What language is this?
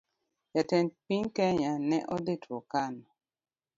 Luo (Kenya and Tanzania)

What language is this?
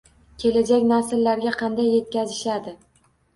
Uzbek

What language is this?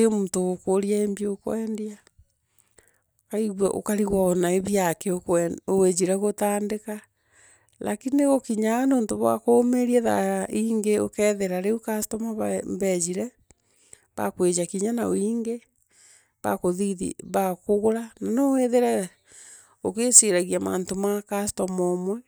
Meru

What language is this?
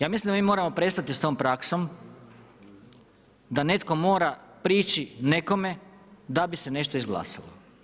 Croatian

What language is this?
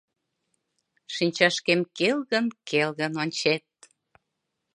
Mari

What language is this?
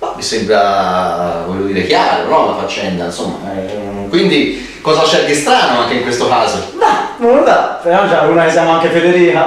Italian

